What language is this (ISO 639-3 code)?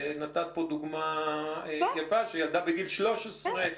heb